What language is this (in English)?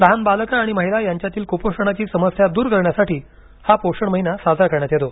Marathi